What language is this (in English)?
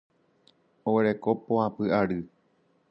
Guarani